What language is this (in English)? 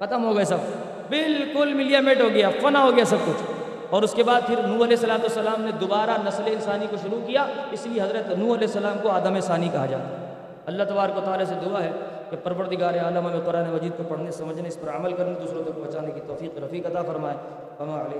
Urdu